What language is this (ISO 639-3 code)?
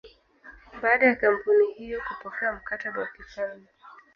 swa